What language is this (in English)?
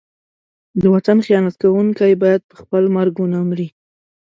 Pashto